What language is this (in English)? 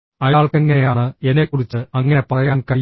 Malayalam